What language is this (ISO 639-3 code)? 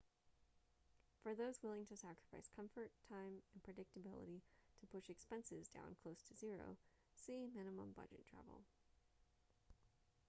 eng